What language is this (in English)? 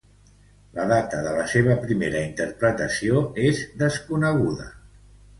Catalan